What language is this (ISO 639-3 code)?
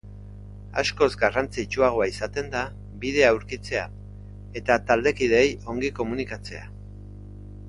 eus